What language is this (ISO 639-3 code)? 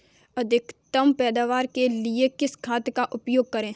hin